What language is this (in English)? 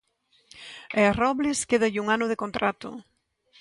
Galician